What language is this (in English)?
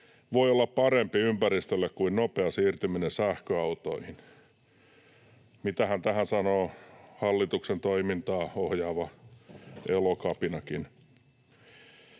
Finnish